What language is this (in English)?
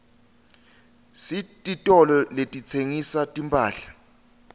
Swati